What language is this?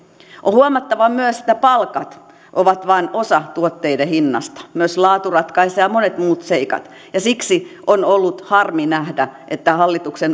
Finnish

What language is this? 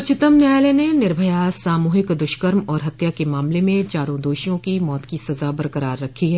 Hindi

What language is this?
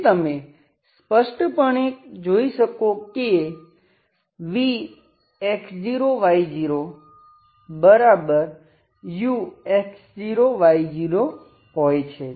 Gujarati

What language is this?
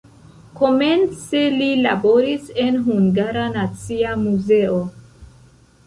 Esperanto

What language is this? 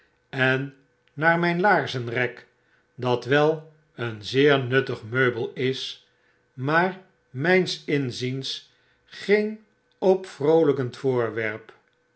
Dutch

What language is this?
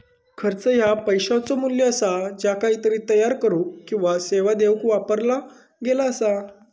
Marathi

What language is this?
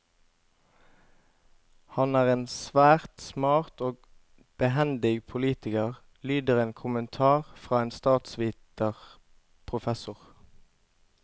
Norwegian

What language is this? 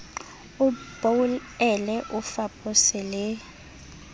Southern Sotho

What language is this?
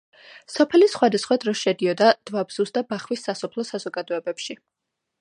Georgian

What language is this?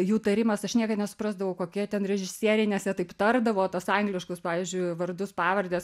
Lithuanian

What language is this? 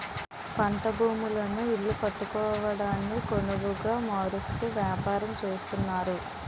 Telugu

